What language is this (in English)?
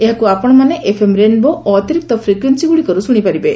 Odia